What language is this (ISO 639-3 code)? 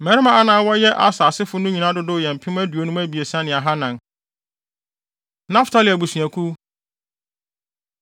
aka